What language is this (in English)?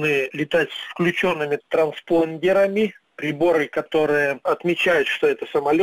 Russian